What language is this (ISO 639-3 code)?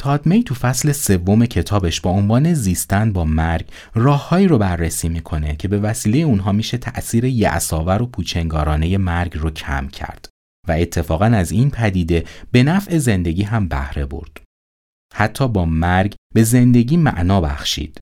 fas